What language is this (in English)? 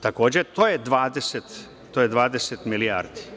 Serbian